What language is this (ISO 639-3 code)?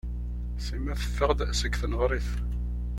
kab